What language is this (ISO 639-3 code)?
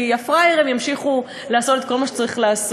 heb